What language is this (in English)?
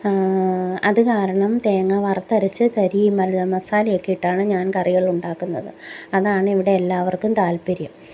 Malayalam